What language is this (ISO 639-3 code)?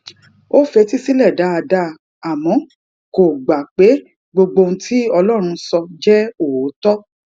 yor